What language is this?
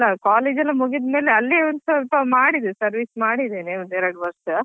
Kannada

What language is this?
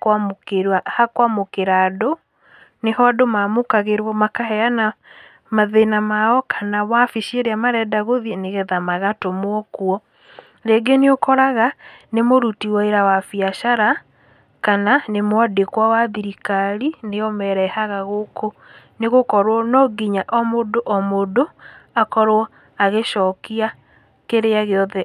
Kikuyu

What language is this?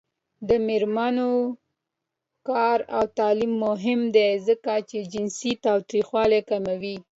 Pashto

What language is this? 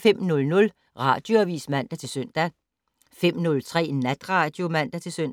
Danish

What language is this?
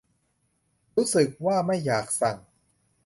Thai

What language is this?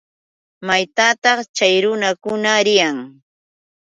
Yauyos Quechua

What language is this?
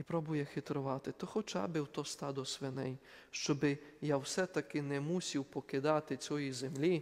Ukrainian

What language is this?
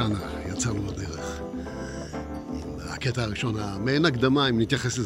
Hebrew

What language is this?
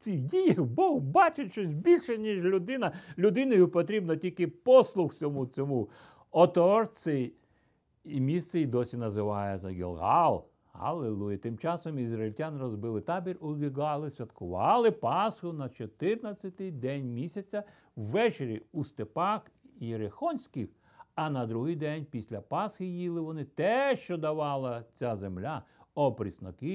Ukrainian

